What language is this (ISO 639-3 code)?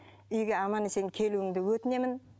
kaz